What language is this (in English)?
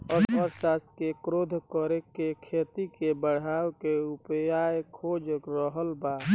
Bhojpuri